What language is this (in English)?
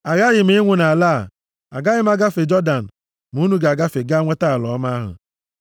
Igbo